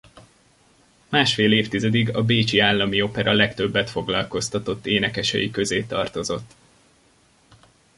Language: Hungarian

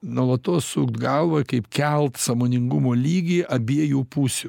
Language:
Lithuanian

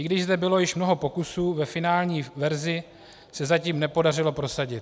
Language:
Czech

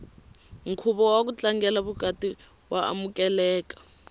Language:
Tsonga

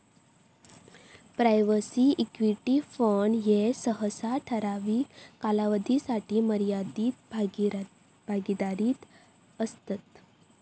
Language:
Marathi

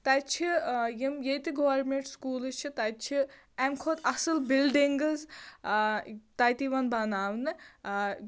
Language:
Kashmiri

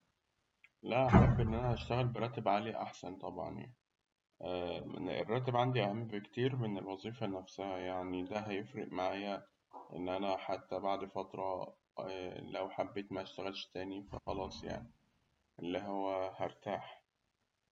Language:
Egyptian Arabic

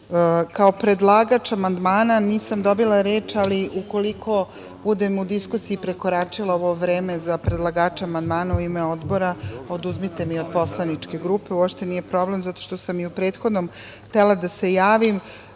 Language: Serbian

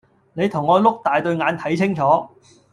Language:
Cantonese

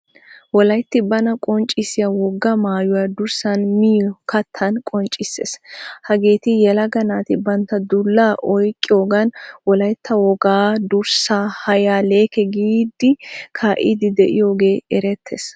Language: Wolaytta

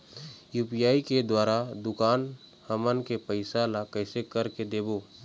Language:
Chhattisgarhi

